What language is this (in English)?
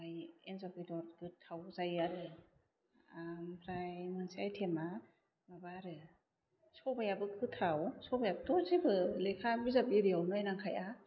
Bodo